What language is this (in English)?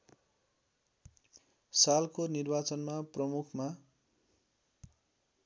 Nepali